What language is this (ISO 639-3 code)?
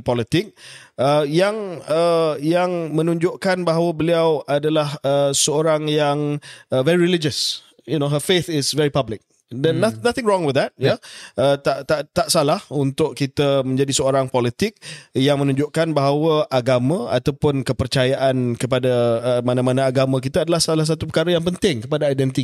msa